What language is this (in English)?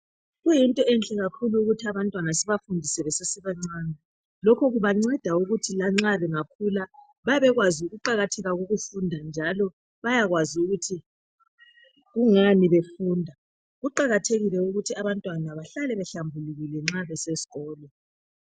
North Ndebele